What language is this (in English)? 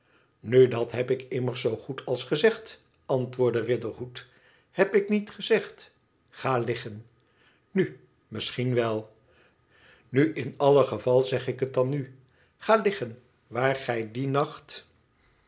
Dutch